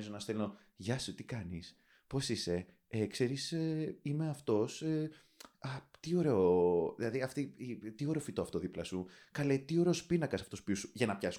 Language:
Greek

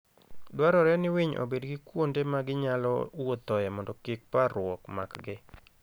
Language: Luo (Kenya and Tanzania)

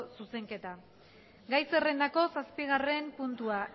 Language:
Basque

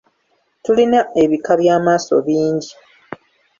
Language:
Ganda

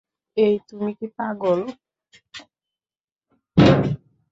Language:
Bangla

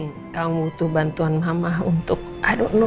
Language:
Indonesian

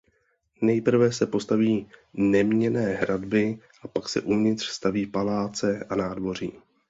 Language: Czech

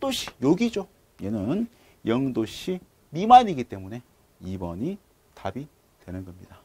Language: Korean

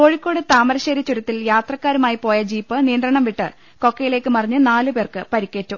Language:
Malayalam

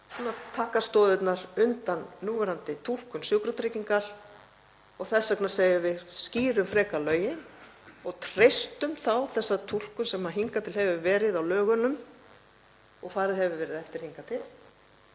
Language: Icelandic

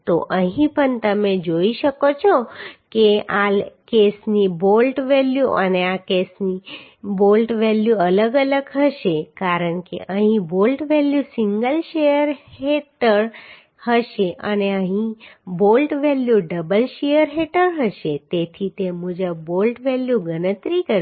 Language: Gujarati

